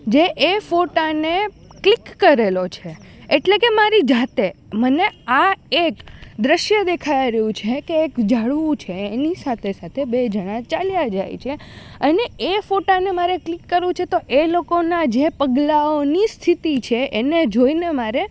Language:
Gujarati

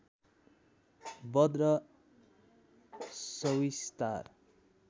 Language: Nepali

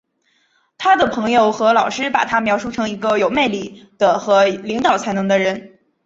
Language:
Chinese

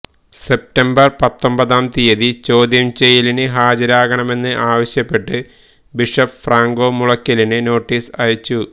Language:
Malayalam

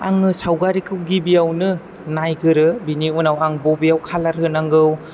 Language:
Bodo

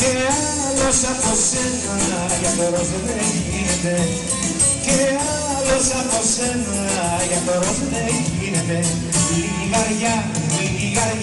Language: Greek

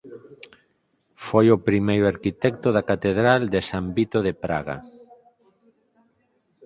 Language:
Galician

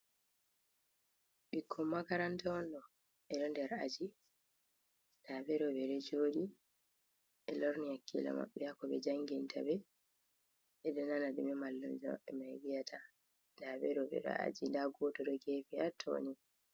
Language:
Fula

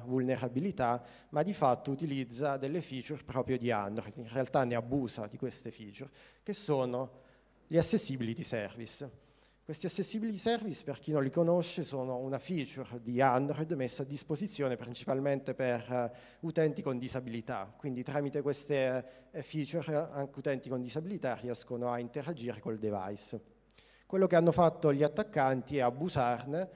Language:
Italian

